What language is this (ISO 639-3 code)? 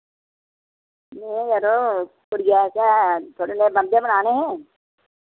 doi